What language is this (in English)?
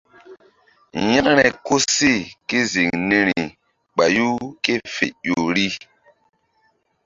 Mbum